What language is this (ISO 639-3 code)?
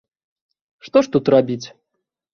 bel